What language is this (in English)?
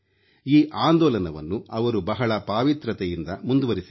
Kannada